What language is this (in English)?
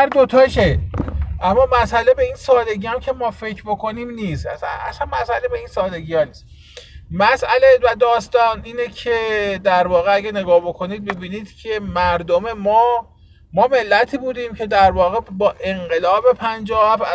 Persian